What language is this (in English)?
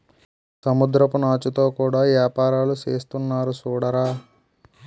Telugu